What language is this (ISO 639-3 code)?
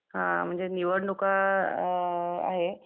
mar